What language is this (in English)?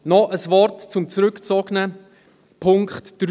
Swiss German